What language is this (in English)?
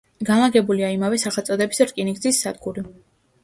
Georgian